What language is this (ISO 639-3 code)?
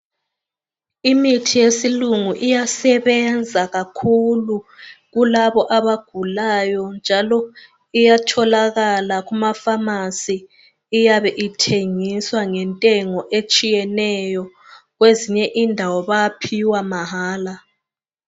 nde